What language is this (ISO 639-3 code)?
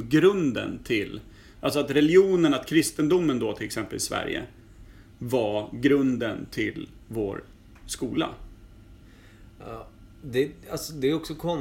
swe